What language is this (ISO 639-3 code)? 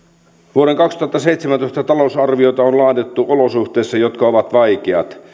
fin